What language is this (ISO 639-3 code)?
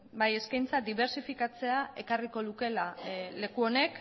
eus